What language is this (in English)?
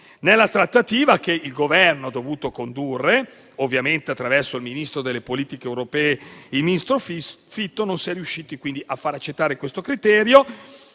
Italian